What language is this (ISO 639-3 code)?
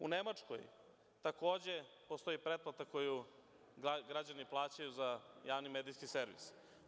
srp